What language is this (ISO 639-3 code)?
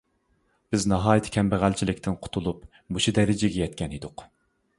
uig